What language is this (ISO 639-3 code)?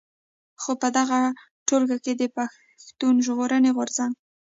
pus